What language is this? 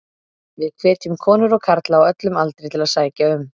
Icelandic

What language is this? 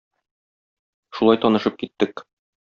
Tatar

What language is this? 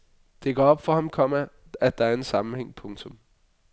Danish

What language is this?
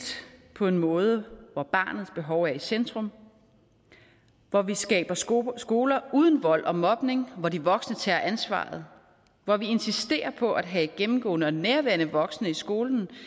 Danish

